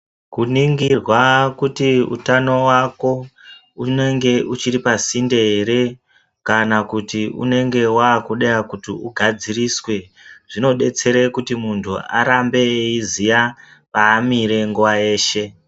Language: Ndau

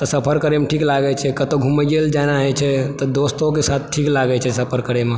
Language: Maithili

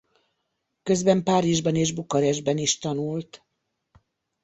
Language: Hungarian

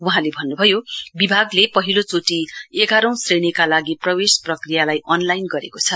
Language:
Nepali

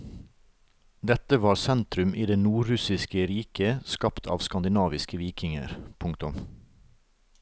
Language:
Norwegian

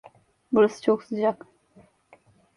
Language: Turkish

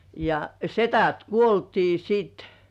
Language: Finnish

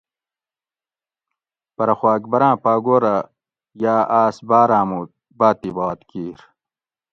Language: Gawri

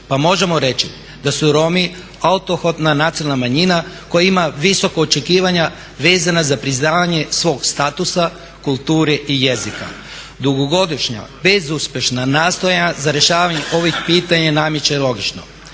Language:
Croatian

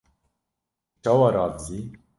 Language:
Kurdish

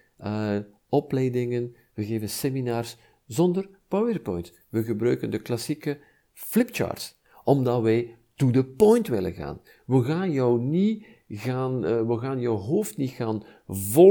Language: Dutch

